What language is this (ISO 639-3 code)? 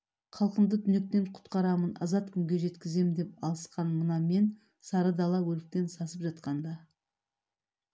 kaz